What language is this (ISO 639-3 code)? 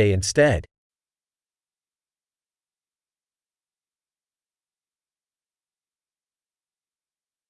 ukr